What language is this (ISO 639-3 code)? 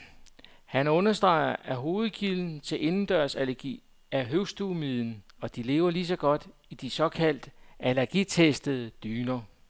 dan